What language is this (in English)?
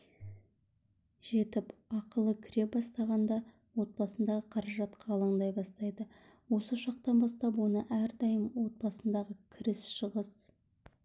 Kazakh